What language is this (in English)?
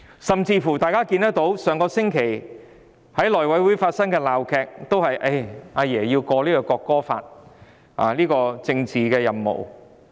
Cantonese